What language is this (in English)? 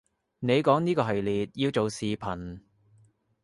Cantonese